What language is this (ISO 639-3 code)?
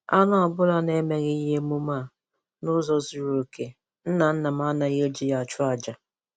ibo